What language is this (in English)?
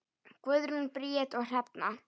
Icelandic